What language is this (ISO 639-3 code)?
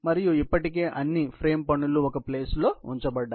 tel